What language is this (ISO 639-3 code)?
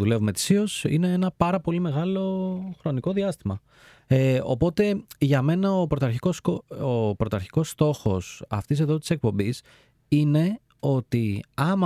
ell